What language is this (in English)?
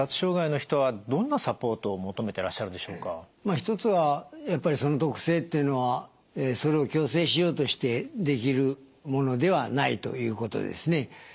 Japanese